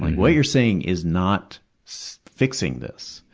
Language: English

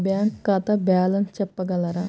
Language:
Telugu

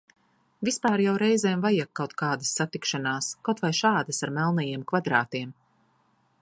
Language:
Latvian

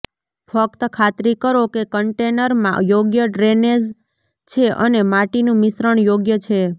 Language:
Gujarati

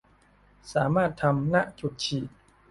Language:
Thai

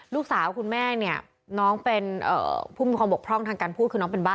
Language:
Thai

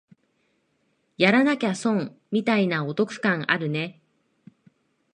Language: Japanese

